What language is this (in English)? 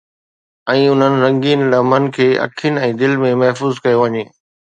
Sindhi